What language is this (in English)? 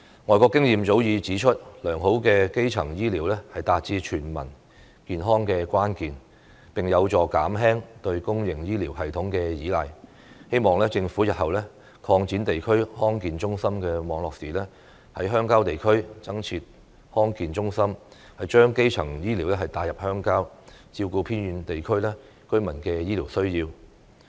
Cantonese